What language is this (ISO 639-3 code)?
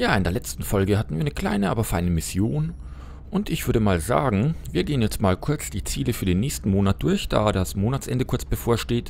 deu